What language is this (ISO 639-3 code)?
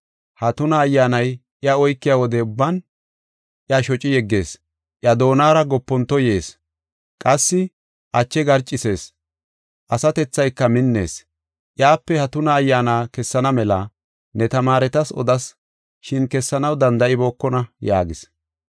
gof